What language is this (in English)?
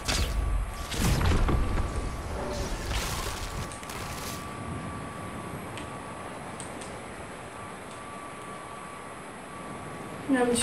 Dutch